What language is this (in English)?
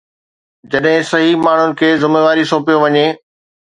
Sindhi